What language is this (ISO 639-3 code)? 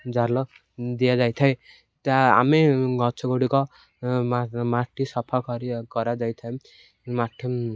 ori